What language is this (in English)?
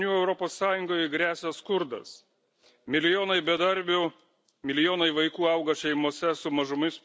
Lithuanian